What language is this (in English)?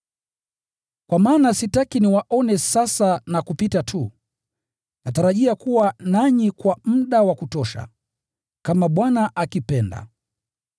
Swahili